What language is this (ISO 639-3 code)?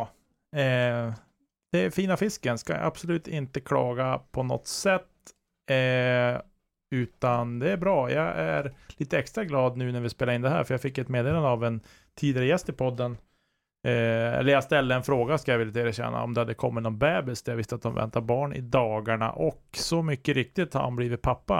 swe